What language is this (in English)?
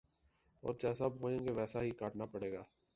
Urdu